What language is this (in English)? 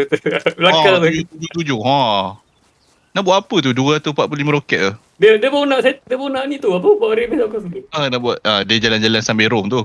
Malay